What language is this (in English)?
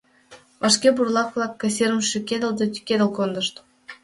Mari